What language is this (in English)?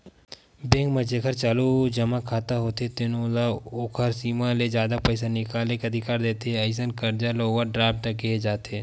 Chhattisgarhi